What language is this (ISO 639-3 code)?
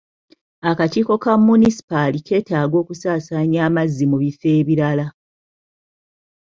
lug